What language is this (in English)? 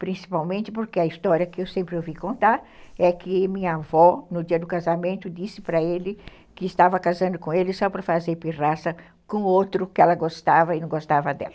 Portuguese